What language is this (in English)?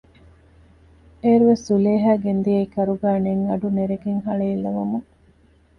Divehi